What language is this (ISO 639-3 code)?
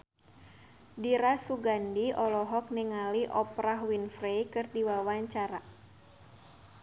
sun